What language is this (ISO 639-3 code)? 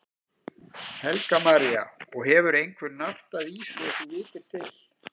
isl